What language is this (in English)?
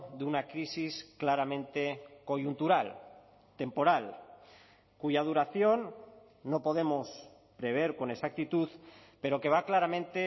Spanish